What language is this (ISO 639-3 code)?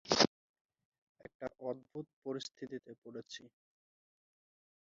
ben